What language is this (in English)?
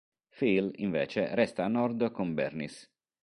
Italian